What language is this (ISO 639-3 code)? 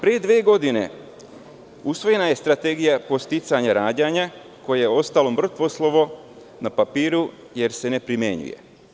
srp